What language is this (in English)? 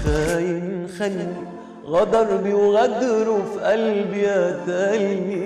Arabic